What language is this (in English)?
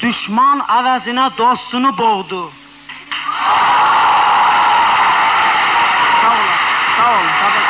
Turkish